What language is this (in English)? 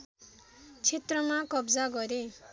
Nepali